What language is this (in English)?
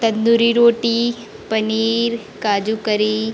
Hindi